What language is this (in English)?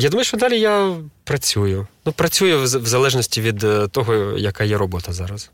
Ukrainian